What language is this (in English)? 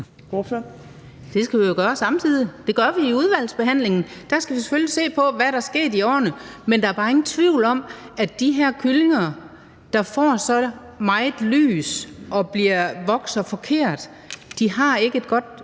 Danish